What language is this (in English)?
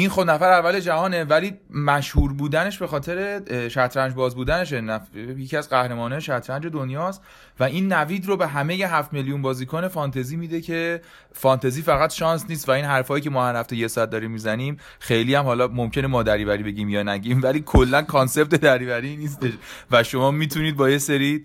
Persian